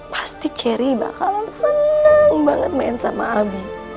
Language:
Indonesian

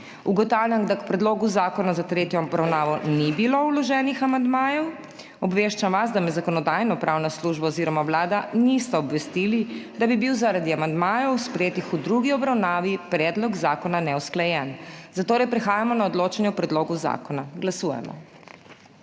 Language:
Slovenian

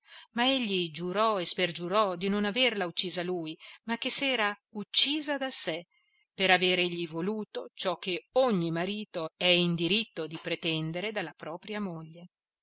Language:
Italian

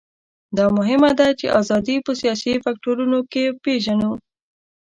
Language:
Pashto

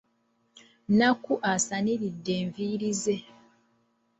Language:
Ganda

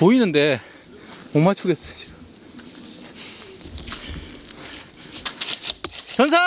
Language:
Korean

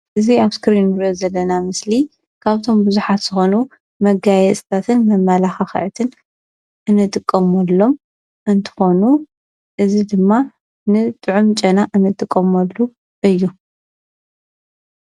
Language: Tigrinya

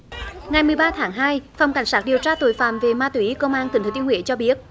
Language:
Vietnamese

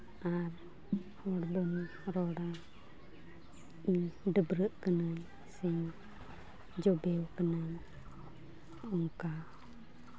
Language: Santali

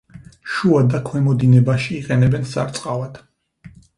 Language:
Georgian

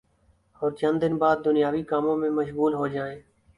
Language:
Urdu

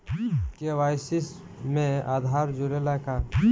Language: Bhojpuri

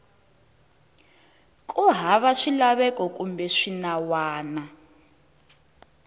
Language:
Tsonga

